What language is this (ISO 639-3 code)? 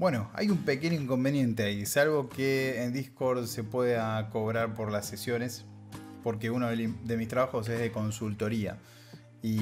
spa